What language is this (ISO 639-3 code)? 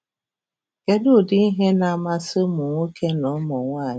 ibo